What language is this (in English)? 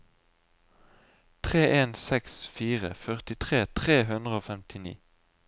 Norwegian